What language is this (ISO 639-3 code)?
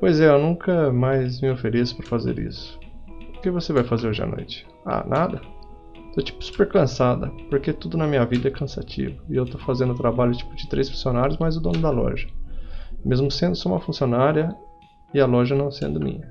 por